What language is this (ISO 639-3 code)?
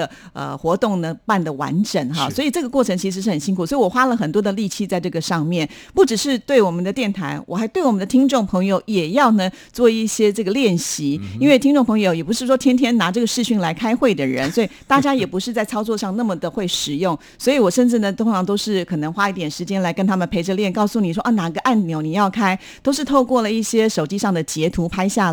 zho